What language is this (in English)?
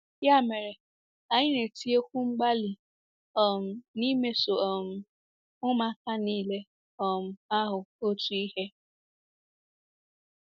Igbo